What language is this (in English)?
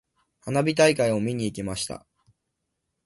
Japanese